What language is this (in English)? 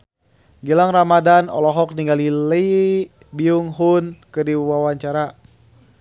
Sundanese